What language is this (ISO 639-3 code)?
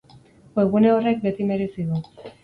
eus